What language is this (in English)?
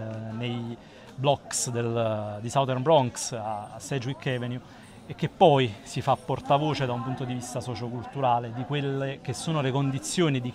Italian